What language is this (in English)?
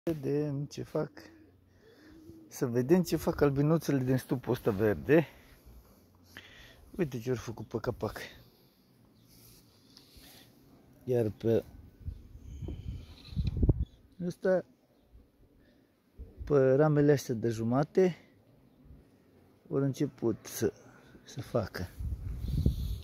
Romanian